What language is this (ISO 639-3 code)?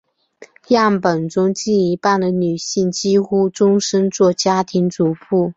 zho